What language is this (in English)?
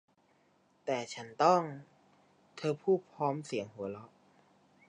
Thai